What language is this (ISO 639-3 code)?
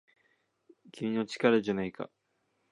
jpn